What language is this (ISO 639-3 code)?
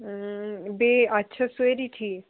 kas